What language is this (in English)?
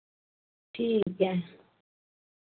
Dogri